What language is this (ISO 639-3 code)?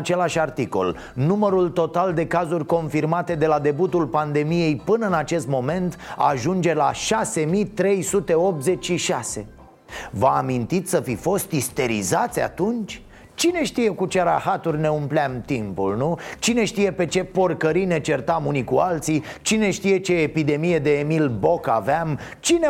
ron